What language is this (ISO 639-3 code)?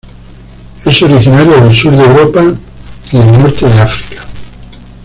spa